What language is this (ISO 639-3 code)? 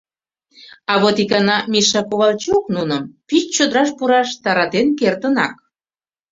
chm